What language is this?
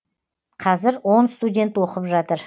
Kazakh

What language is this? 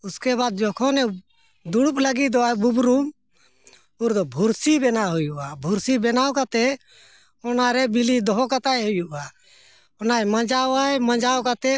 Santali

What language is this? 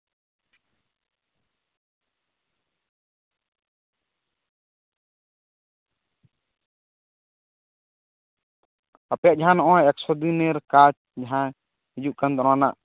Santali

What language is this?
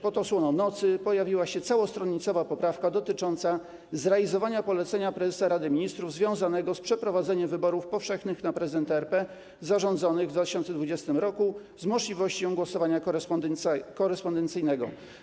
Polish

